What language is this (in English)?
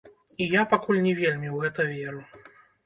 Belarusian